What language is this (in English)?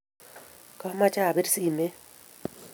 Kalenjin